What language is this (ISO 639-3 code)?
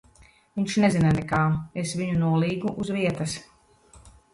lav